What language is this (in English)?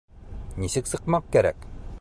Bashkir